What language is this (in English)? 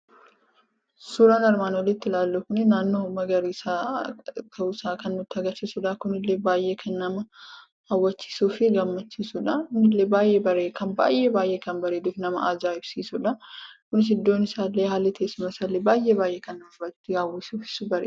Oromo